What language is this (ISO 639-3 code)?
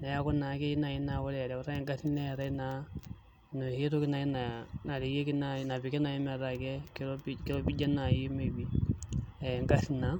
mas